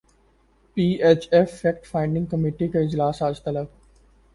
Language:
Urdu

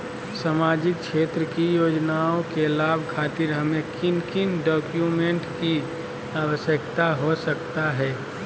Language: Magahi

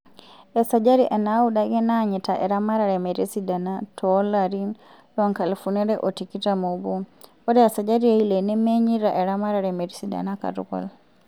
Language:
Masai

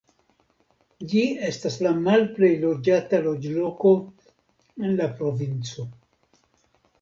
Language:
Esperanto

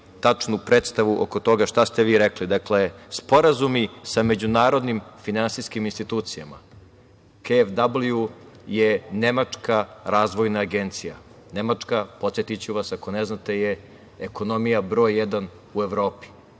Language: Serbian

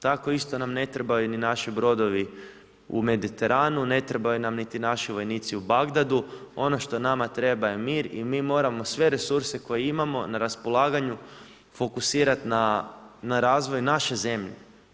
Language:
Croatian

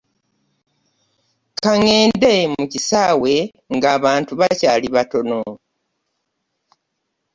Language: Ganda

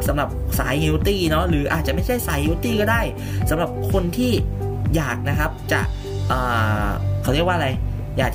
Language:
Thai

